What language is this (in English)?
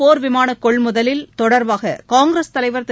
Tamil